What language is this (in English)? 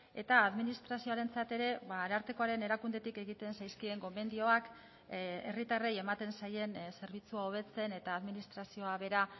Basque